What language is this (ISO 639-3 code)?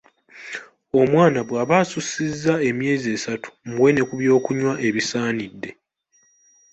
lug